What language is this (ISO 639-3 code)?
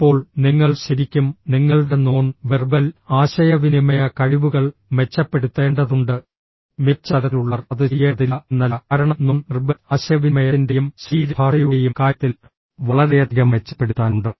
mal